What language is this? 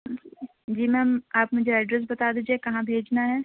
Urdu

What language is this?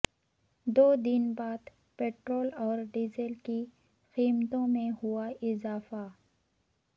Urdu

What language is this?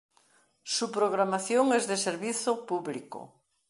Galician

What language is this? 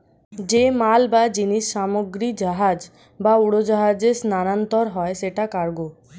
Bangla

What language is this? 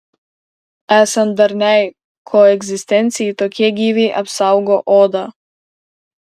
Lithuanian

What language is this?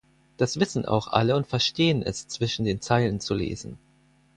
German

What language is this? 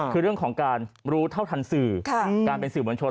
Thai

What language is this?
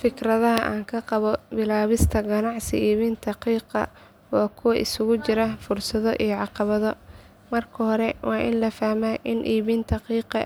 Somali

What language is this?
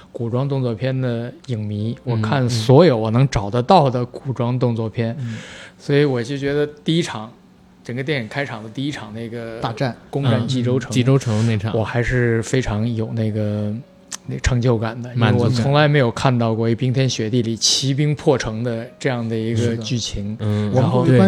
Chinese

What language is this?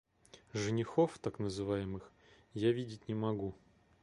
Russian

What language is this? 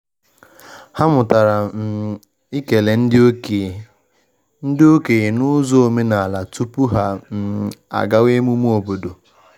Igbo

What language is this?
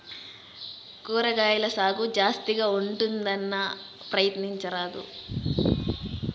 Telugu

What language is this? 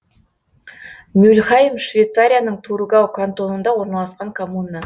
Kazakh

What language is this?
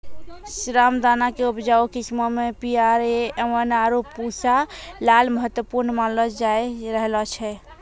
Maithili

